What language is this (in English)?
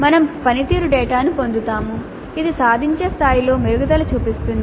Telugu